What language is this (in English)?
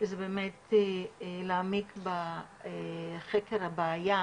Hebrew